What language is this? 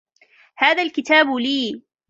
Arabic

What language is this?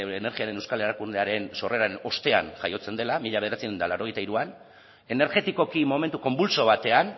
Basque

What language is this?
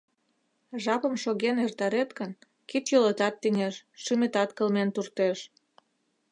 Mari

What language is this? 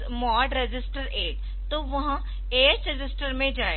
Hindi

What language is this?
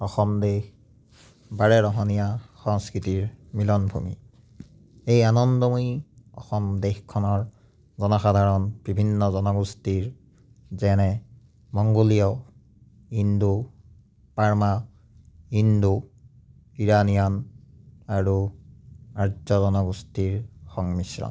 Assamese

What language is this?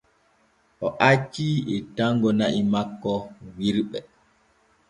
Borgu Fulfulde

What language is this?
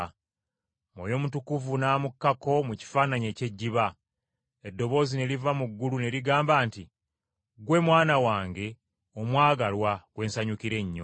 Ganda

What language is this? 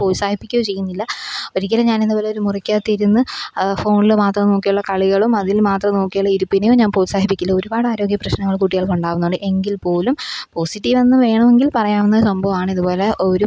Malayalam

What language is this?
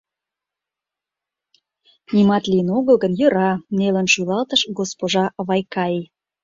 Mari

